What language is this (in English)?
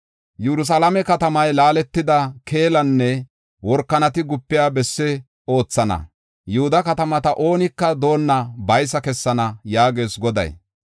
Gofa